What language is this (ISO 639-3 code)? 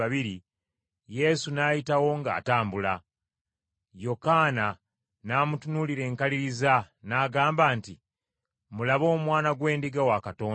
lug